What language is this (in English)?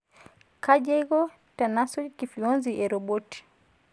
Masai